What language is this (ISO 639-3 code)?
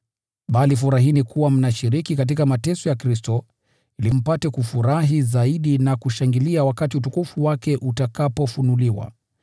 swa